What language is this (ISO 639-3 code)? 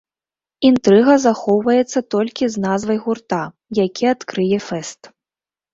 bel